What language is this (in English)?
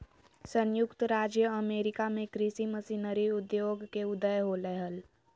Magahi